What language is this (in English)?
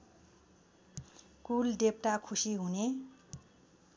Nepali